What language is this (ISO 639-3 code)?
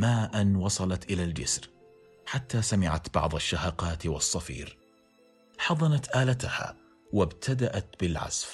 ara